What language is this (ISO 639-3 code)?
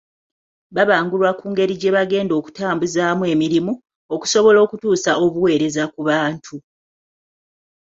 lug